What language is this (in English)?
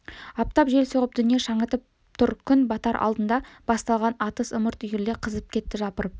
Kazakh